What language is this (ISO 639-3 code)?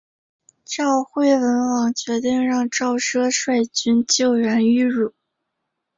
zho